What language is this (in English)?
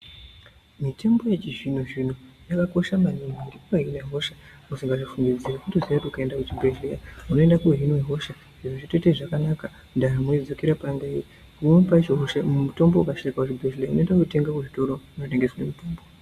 Ndau